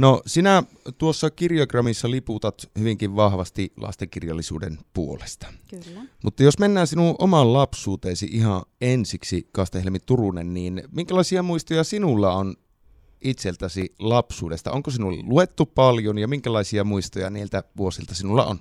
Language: Finnish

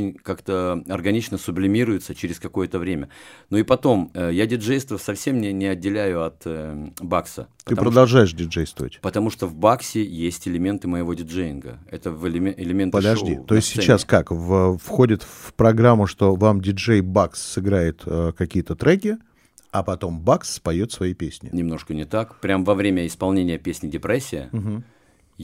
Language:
Russian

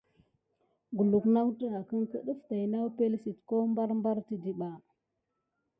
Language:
Gidar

